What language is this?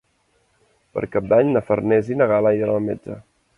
Catalan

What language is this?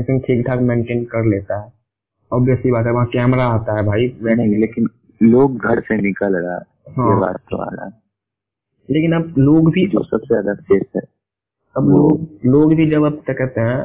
Hindi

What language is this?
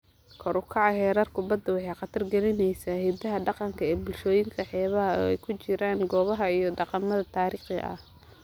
Somali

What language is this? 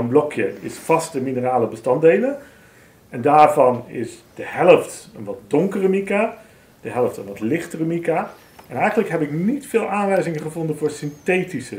Dutch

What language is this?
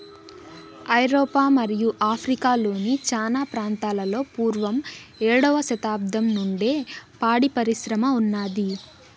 Telugu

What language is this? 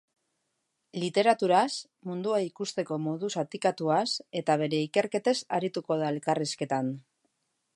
Basque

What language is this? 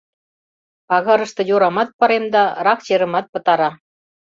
Mari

